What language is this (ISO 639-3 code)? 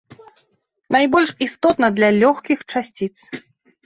bel